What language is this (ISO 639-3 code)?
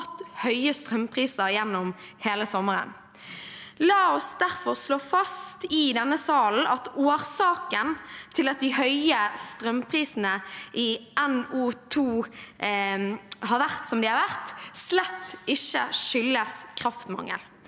nor